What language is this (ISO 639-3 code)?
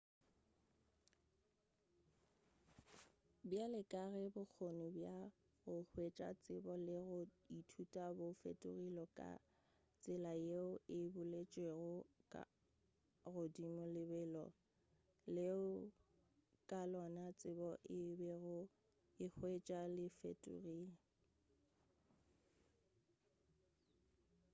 nso